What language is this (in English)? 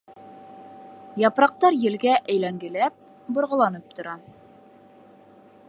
Bashkir